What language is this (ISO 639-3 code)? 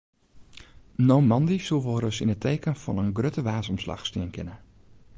fry